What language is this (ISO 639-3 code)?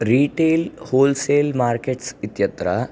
san